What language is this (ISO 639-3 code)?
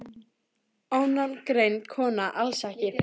isl